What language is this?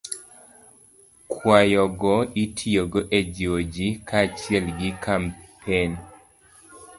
Luo (Kenya and Tanzania)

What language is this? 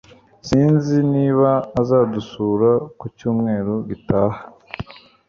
Kinyarwanda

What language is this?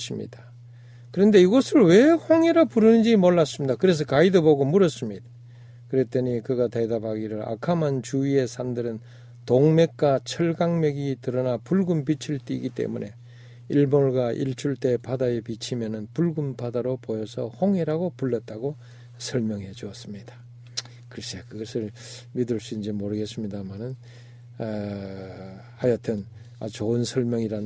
Korean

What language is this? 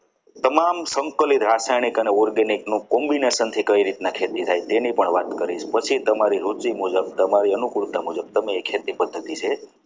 Gujarati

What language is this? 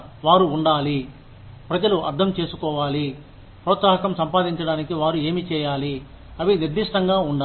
Telugu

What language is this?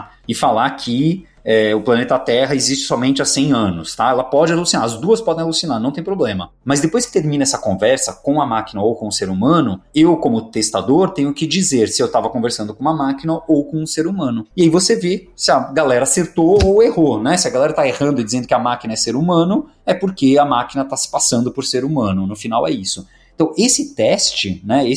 Portuguese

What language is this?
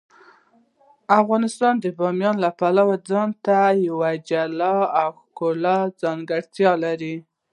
Pashto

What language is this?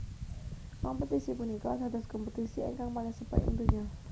Javanese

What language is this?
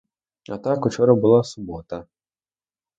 Ukrainian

